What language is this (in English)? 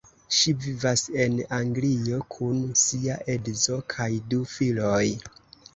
Esperanto